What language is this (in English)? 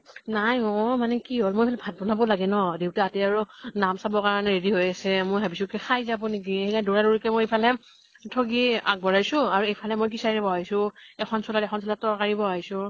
Assamese